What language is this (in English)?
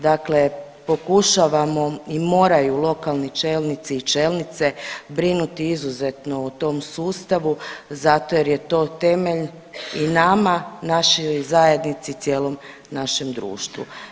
Croatian